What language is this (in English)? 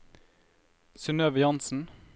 Norwegian